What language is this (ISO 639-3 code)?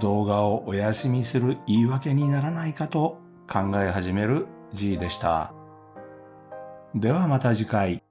jpn